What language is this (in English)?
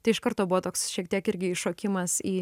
Lithuanian